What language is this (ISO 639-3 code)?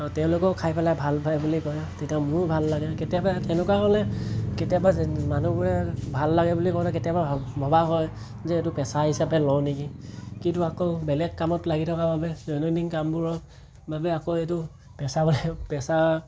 asm